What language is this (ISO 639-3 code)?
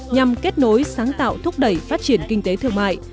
vie